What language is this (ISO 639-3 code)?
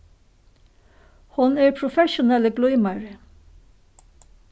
fao